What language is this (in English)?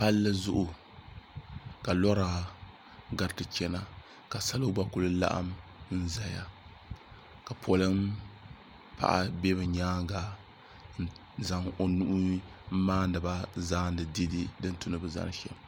Dagbani